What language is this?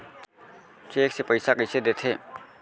Chhattisgarhi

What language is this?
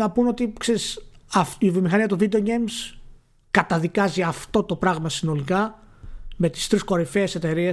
Greek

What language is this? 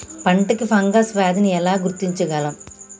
Telugu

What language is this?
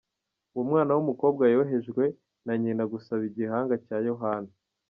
Kinyarwanda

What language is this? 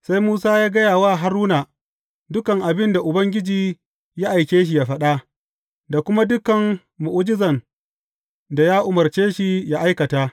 Hausa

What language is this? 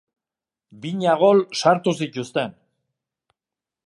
Basque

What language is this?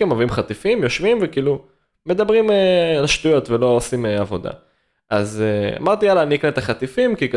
Hebrew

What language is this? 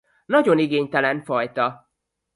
Hungarian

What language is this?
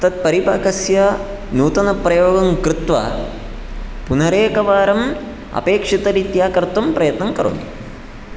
Sanskrit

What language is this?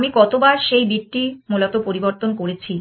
Bangla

